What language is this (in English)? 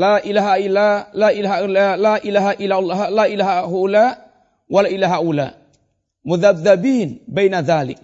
Malay